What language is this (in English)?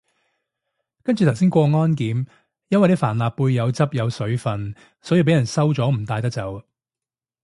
Cantonese